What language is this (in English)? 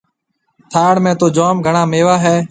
Marwari (Pakistan)